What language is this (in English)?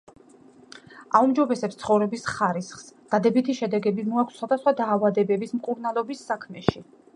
Georgian